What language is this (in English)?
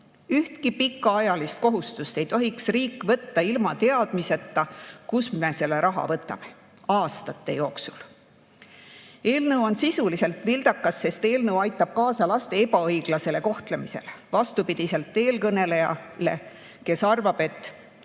Estonian